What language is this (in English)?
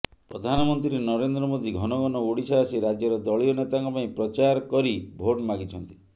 Odia